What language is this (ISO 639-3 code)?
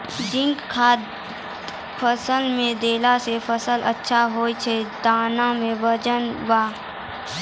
mai